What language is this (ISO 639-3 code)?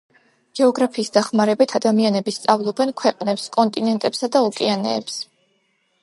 kat